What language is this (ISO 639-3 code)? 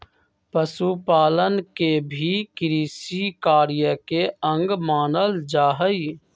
mag